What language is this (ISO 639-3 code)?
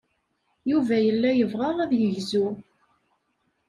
kab